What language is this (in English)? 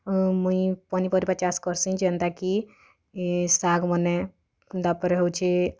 Odia